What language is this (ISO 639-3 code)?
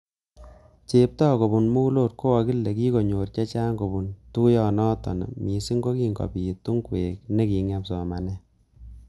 kln